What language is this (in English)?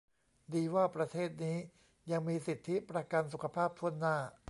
Thai